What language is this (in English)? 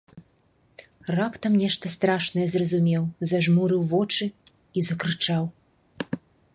Belarusian